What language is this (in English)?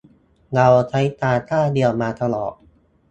Thai